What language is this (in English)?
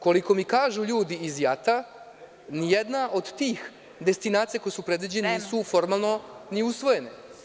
Serbian